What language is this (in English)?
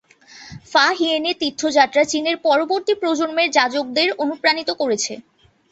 Bangla